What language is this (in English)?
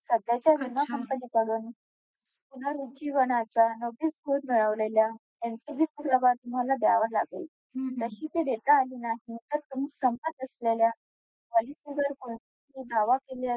Marathi